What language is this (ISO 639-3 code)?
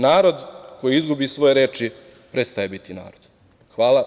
srp